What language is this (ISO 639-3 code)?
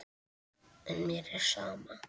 isl